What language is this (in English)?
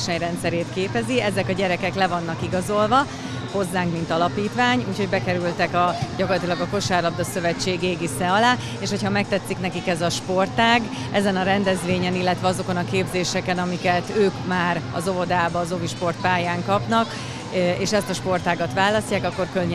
Hungarian